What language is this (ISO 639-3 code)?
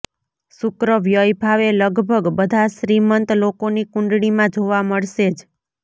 guj